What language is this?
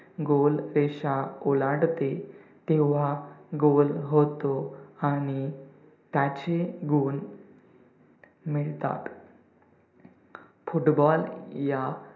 Marathi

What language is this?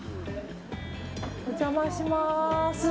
Japanese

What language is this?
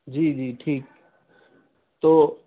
Urdu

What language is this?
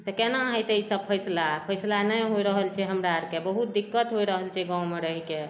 Maithili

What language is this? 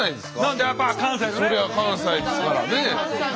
Japanese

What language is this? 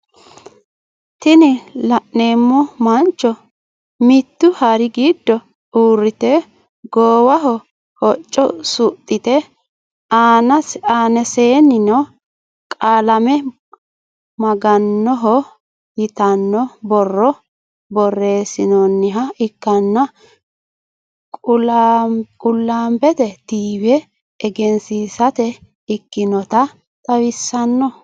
Sidamo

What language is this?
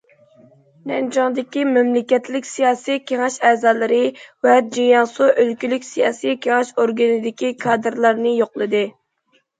Uyghur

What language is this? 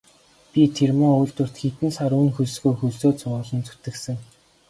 Mongolian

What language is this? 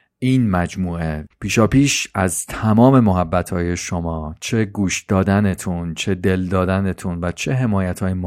Persian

